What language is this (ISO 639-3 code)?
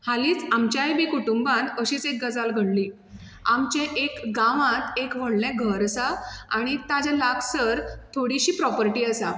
kok